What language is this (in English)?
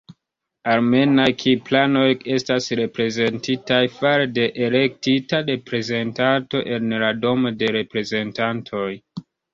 Esperanto